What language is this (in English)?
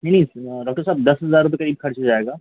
Hindi